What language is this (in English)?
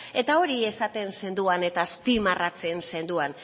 Basque